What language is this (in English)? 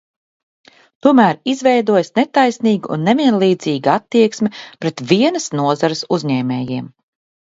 Latvian